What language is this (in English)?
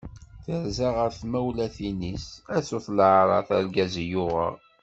Kabyle